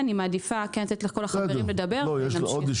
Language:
Hebrew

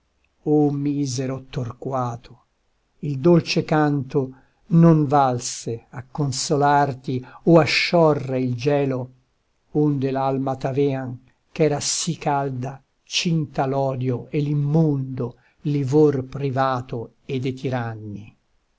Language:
Italian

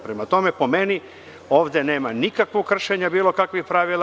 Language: Serbian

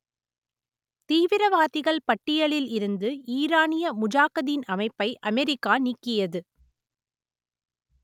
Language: Tamil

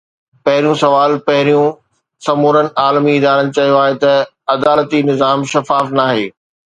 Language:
Sindhi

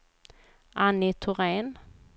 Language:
Swedish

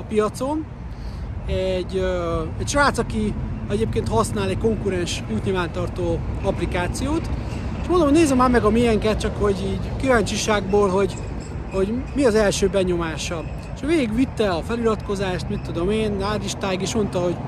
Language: Hungarian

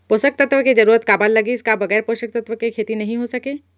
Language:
Chhattisgarhi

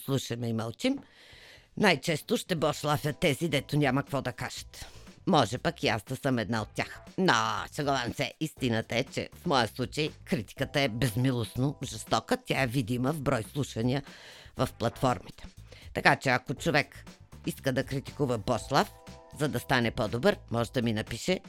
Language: Bulgarian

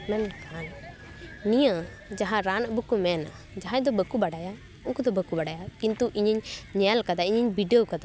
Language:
Santali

